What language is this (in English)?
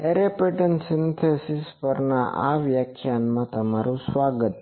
Gujarati